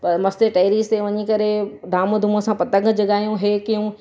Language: Sindhi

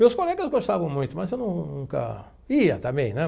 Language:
Portuguese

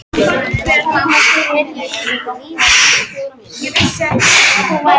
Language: Icelandic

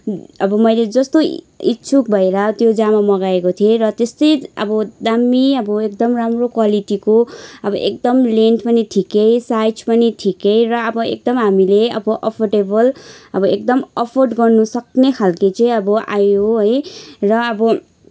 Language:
Nepali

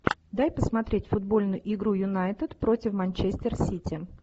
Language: Russian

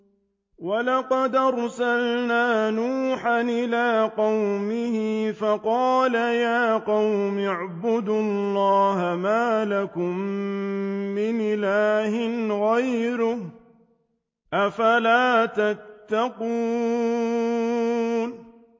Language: Arabic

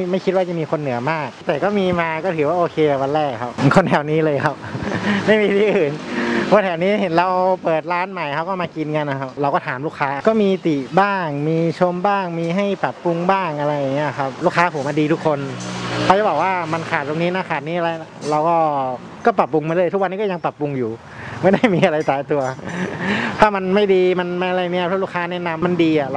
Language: Thai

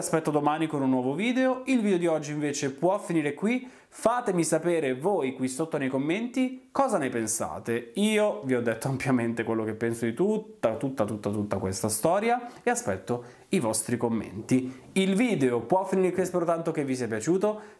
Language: Italian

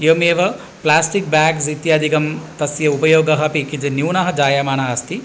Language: Sanskrit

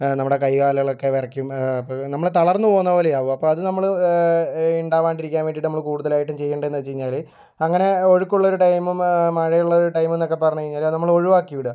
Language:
Malayalam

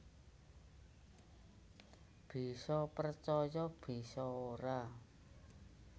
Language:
Javanese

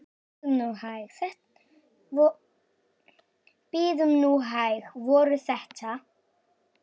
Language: Icelandic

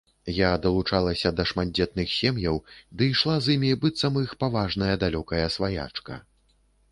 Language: Belarusian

